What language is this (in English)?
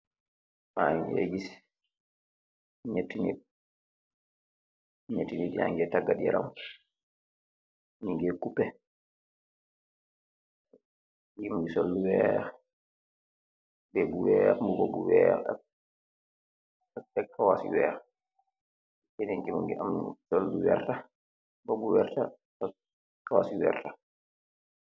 Wolof